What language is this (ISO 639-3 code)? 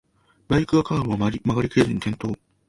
jpn